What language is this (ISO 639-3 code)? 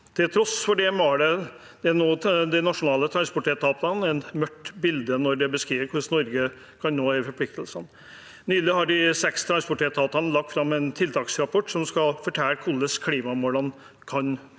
nor